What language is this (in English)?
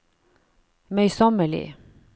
Norwegian